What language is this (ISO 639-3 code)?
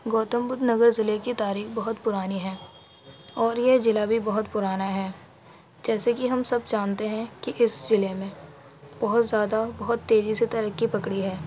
urd